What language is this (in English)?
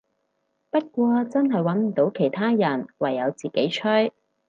Cantonese